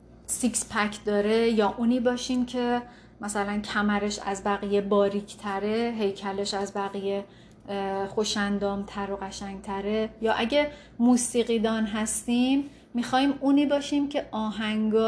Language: Persian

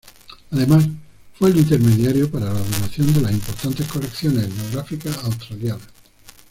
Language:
Spanish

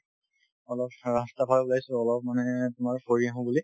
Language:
Assamese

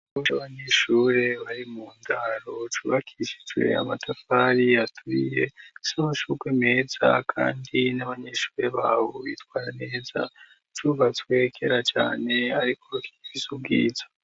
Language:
Rundi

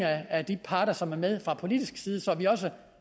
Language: Danish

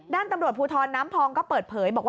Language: Thai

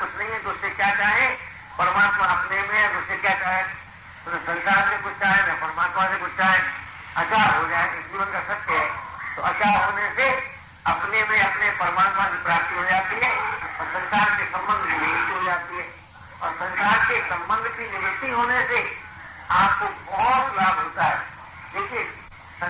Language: Hindi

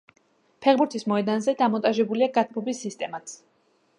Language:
Georgian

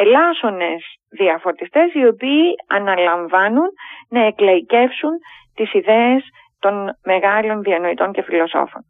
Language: Greek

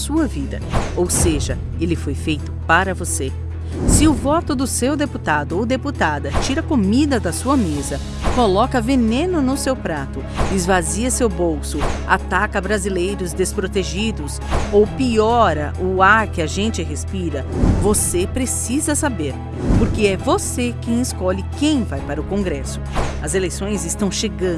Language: Portuguese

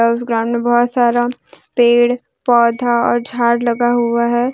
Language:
Hindi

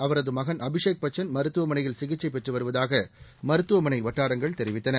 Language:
Tamil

